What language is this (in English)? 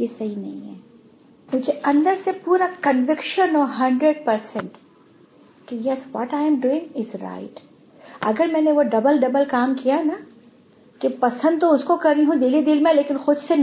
Urdu